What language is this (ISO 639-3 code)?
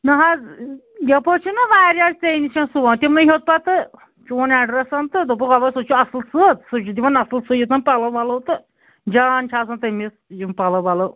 kas